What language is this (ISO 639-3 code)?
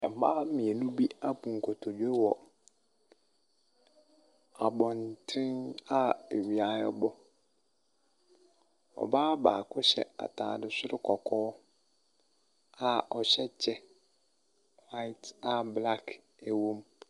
aka